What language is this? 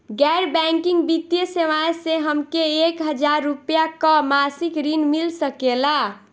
Bhojpuri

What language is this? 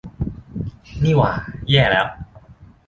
Thai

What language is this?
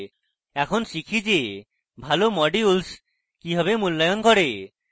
Bangla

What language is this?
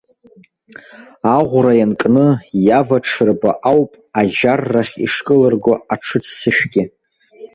Abkhazian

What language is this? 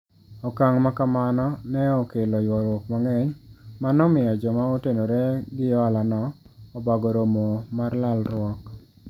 Luo (Kenya and Tanzania)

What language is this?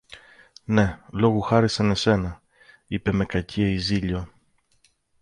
Greek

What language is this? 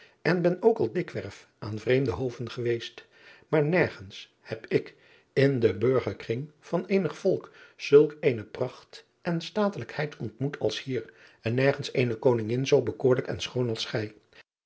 Dutch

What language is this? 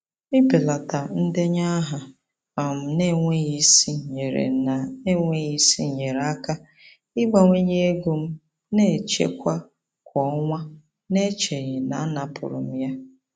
Igbo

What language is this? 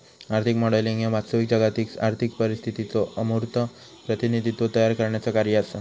Marathi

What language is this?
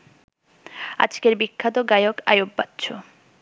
Bangla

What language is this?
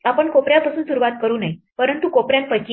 Marathi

